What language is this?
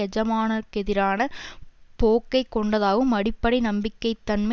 Tamil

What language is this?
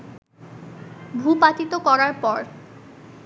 Bangla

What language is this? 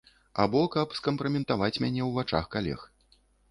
Belarusian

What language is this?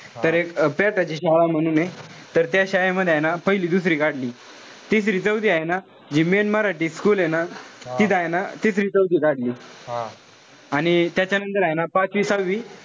Marathi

